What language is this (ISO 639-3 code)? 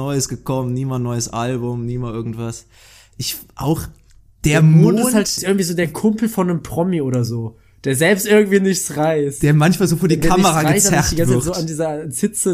deu